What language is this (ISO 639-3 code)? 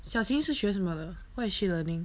eng